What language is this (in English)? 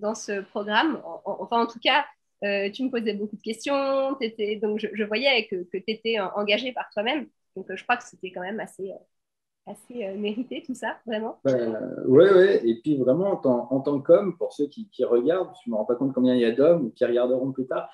French